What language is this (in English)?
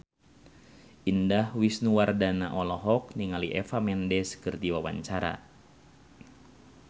Sundanese